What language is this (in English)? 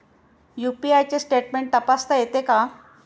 Marathi